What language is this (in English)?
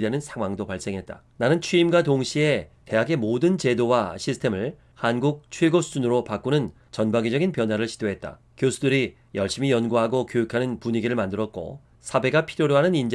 Korean